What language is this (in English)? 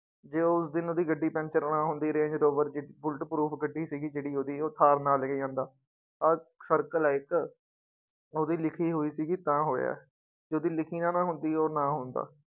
Punjabi